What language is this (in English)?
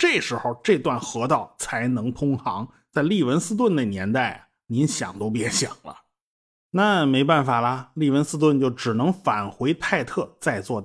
Chinese